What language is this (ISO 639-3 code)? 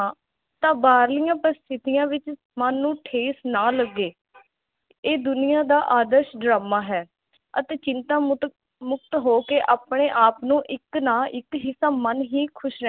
pan